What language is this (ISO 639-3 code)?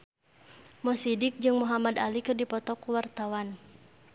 sun